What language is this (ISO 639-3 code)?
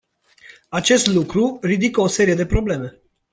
ron